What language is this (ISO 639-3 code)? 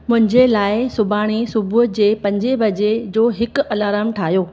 snd